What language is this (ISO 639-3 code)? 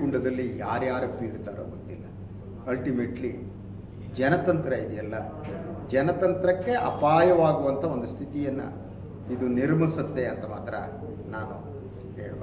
kan